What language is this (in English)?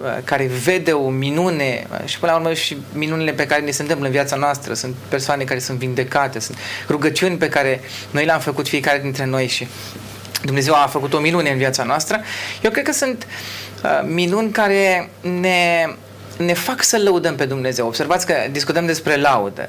Romanian